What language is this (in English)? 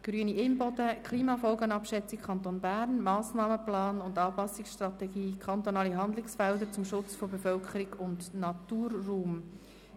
Swiss German